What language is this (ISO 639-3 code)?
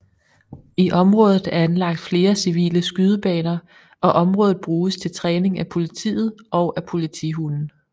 dan